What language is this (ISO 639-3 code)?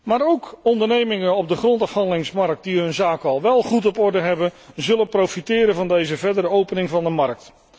nld